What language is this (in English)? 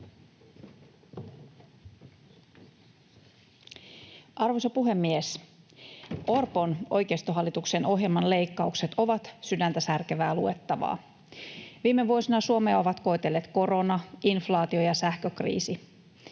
Finnish